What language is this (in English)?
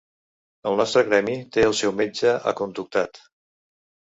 Catalan